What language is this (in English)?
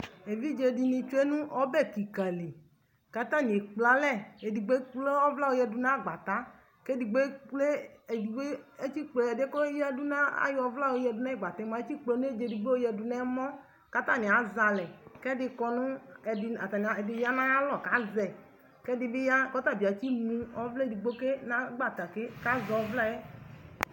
Ikposo